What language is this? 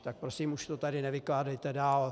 Czech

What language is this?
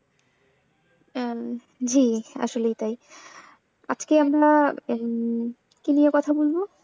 Bangla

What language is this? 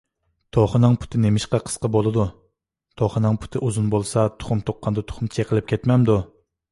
Uyghur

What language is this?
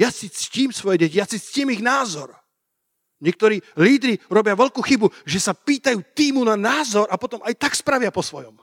Slovak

